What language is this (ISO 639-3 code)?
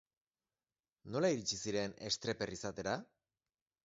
eus